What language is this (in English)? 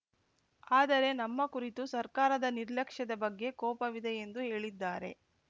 Kannada